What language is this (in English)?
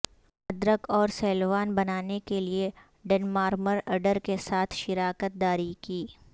Urdu